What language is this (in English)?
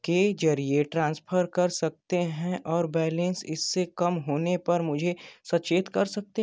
Hindi